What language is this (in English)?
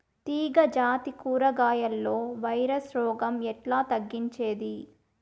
Telugu